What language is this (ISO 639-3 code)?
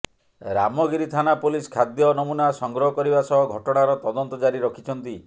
ori